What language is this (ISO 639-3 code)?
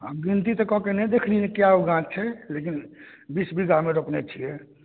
mai